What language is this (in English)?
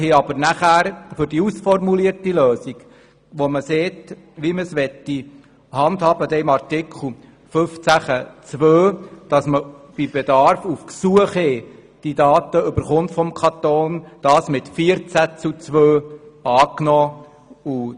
Swiss German